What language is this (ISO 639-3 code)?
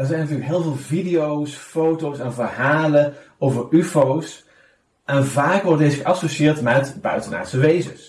nld